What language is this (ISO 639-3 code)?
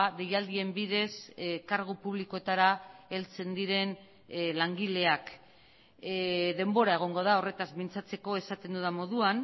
eus